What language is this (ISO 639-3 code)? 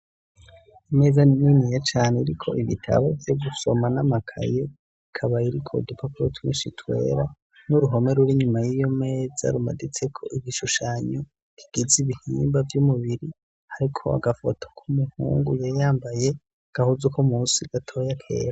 run